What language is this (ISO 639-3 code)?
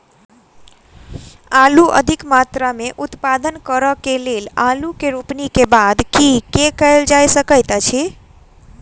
mai